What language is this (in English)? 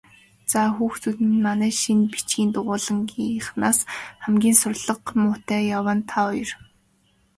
Mongolian